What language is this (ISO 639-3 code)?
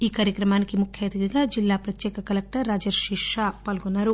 tel